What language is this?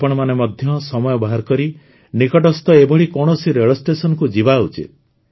Odia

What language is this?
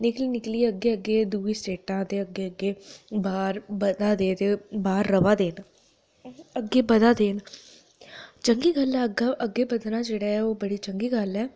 Dogri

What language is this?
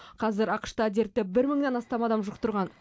Kazakh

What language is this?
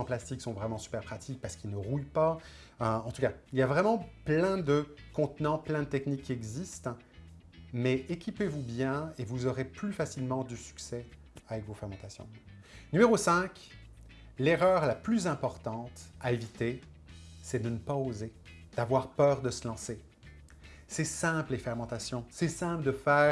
French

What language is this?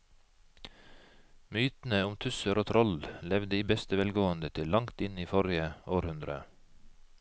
Norwegian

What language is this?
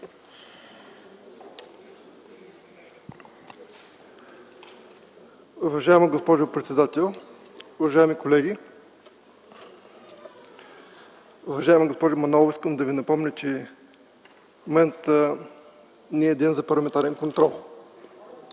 Bulgarian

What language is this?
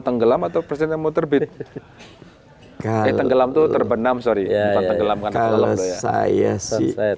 Indonesian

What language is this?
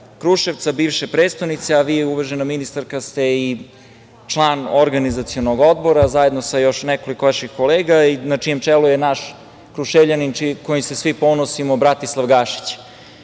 Serbian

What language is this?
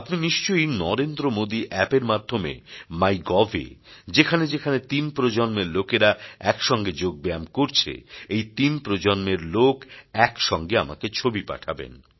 Bangla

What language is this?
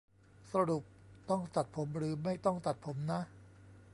Thai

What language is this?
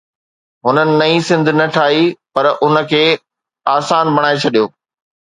Sindhi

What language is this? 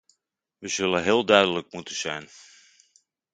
Dutch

